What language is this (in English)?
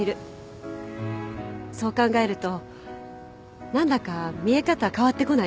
Japanese